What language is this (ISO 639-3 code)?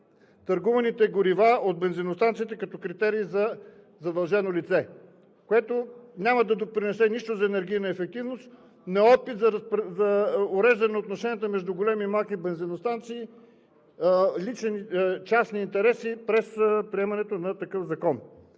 bul